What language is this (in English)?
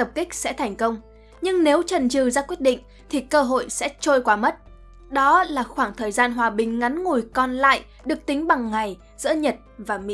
Vietnamese